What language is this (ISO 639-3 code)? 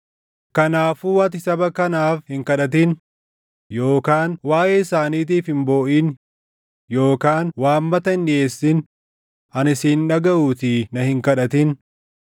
orm